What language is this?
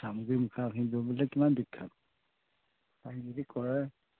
Assamese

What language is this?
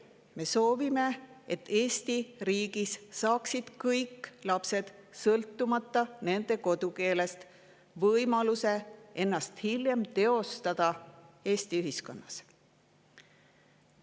Estonian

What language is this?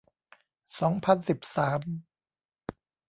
Thai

